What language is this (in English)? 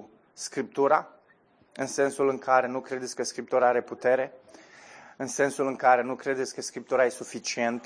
Romanian